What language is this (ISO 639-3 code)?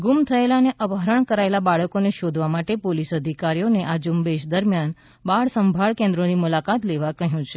guj